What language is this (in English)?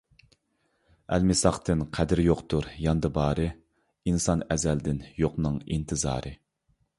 Uyghur